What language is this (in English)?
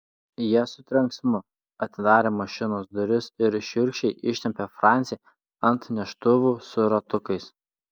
Lithuanian